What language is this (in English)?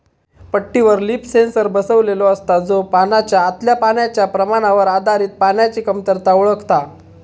Marathi